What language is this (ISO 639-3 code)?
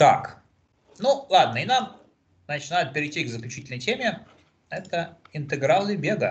rus